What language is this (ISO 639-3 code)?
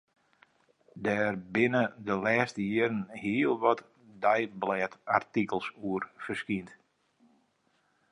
fry